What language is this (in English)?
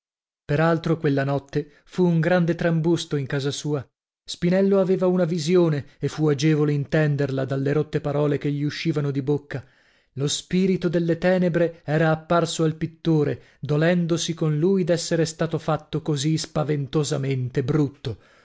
Italian